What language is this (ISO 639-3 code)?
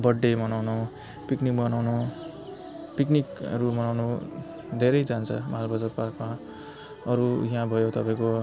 nep